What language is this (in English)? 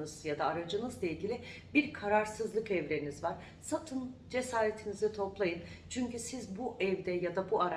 Turkish